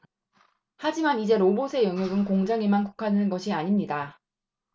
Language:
Korean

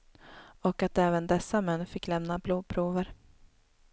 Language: Swedish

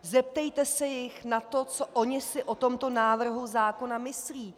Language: Czech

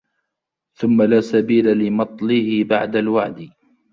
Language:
Arabic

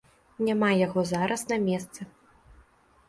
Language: Belarusian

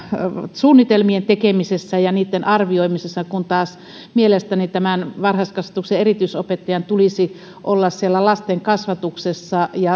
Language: Finnish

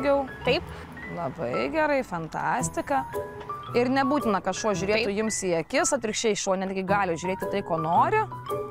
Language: Lithuanian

